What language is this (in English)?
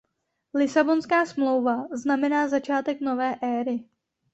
Czech